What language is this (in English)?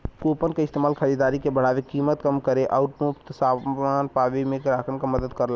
Bhojpuri